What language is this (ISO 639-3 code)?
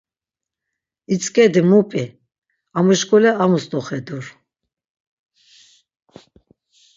lzz